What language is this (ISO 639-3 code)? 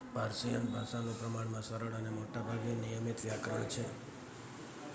guj